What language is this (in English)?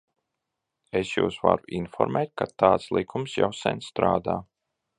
Latvian